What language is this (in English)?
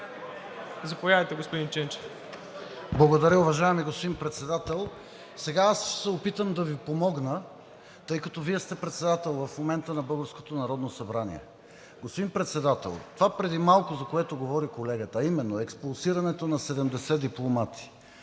Bulgarian